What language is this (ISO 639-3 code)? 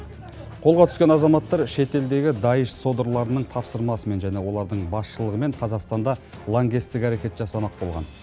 kaz